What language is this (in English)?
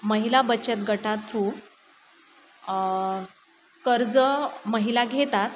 Marathi